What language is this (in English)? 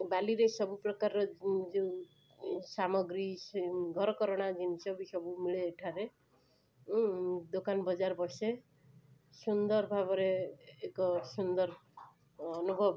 Odia